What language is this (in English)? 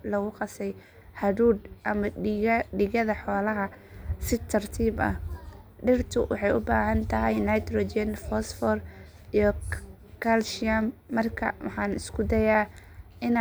Somali